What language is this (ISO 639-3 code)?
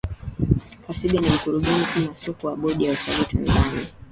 swa